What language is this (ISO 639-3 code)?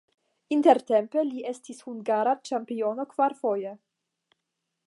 epo